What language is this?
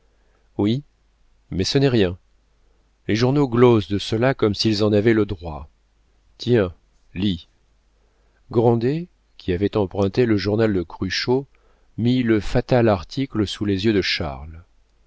French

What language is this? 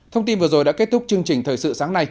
Vietnamese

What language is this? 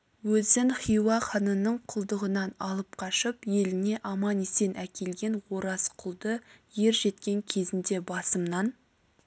Kazakh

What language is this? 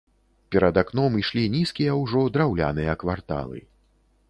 Belarusian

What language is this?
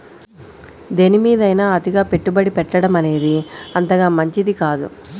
Telugu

